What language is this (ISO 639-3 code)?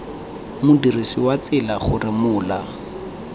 tsn